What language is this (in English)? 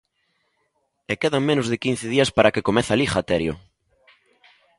Galician